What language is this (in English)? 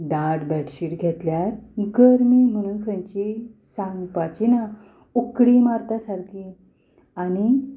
Konkani